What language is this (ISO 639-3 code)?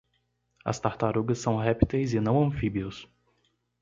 por